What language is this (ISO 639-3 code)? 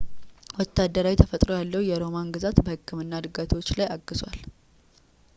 amh